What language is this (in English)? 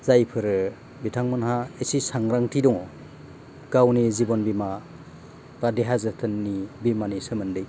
Bodo